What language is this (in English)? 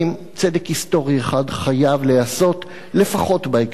Hebrew